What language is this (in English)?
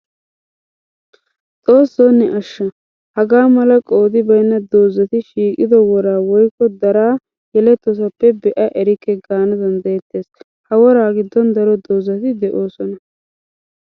Wolaytta